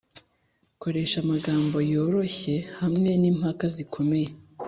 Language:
Kinyarwanda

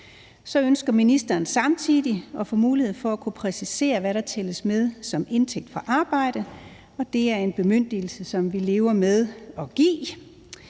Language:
Danish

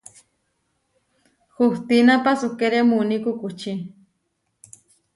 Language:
Huarijio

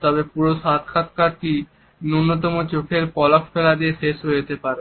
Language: Bangla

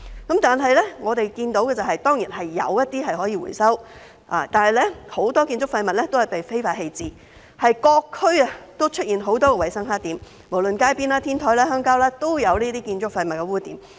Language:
Cantonese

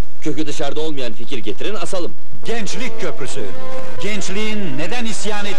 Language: Turkish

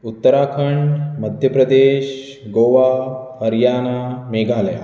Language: Konkani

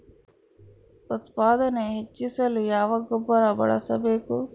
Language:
Kannada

